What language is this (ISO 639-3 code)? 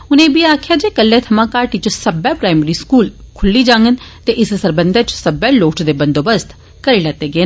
doi